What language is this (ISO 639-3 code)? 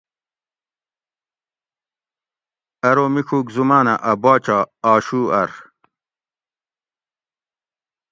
gwc